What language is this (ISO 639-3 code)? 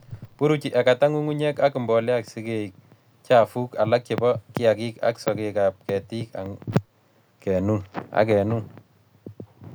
kln